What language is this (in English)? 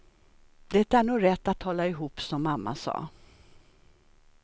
Swedish